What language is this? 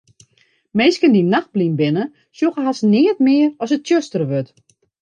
Western Frisian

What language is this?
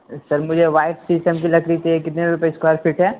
Urdu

